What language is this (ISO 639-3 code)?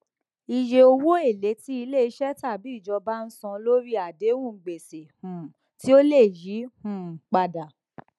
yor